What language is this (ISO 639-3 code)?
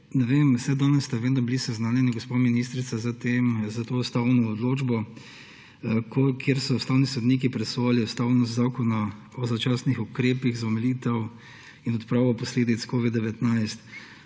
slv